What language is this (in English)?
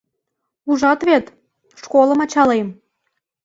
Mari